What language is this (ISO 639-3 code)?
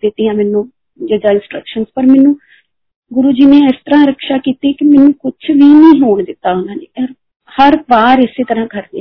hin